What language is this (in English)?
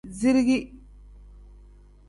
Tem